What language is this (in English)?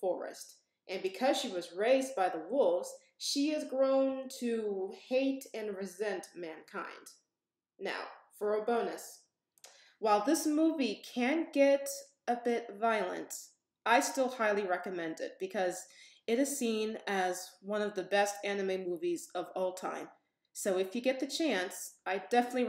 English